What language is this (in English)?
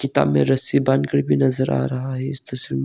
Hindi